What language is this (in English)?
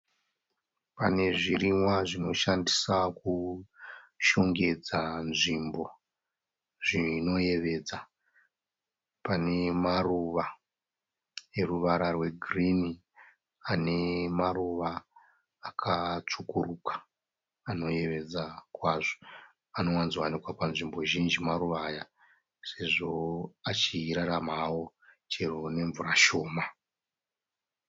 Shona